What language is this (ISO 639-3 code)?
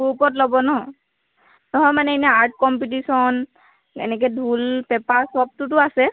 asm